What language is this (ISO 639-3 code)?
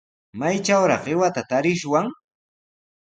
qws